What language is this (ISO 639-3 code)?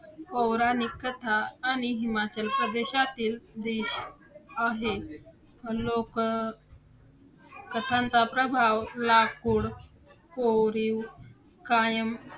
mar